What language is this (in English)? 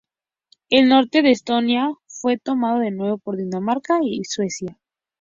Spanish